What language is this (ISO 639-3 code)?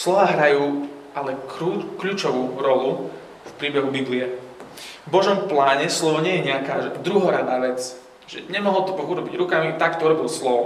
slk